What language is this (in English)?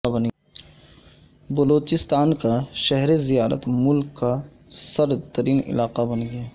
Urdu